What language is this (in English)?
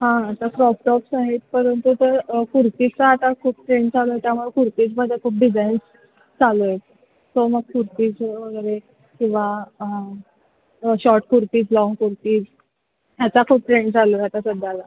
Marathi